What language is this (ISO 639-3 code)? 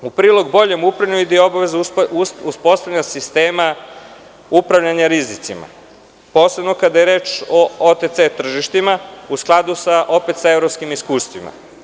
srp